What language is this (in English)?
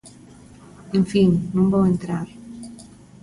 Galician